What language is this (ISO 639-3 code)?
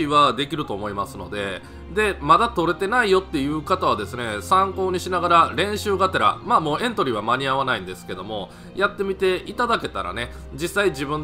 jpn